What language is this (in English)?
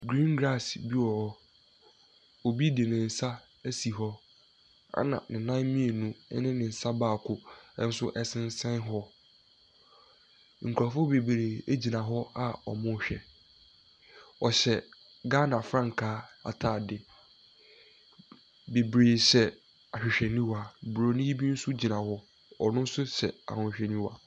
Akan